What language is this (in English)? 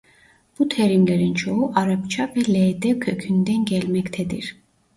Turkish